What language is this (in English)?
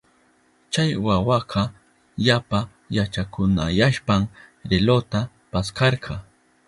Southern Pastaza Quechua